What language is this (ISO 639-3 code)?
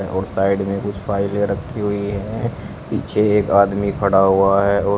hin